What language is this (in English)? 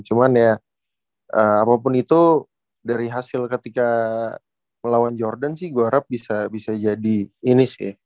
Indonesian